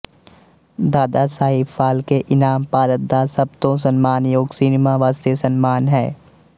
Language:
Punjabi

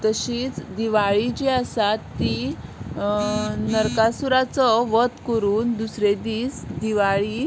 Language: Konkani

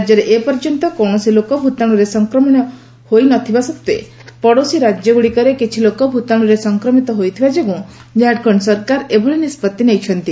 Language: Odia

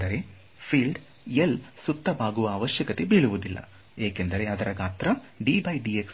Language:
Kannada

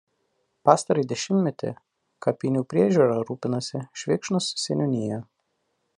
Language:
Lithuanian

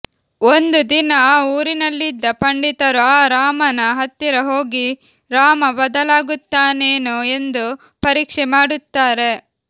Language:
Kannada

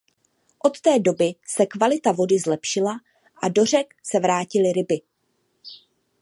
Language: Czech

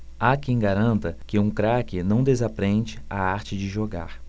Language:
Portuguese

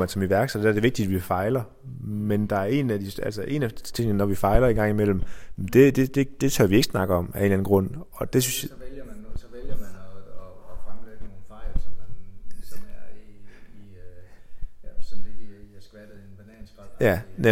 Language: Danish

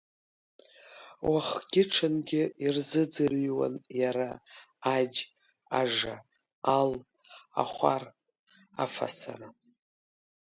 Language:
Abkhazian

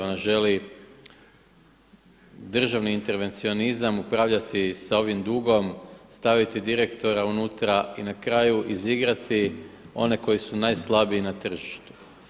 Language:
Croatian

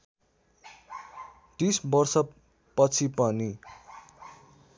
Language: Nepali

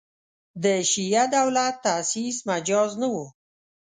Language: Pashto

